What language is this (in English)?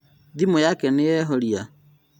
Kikuyu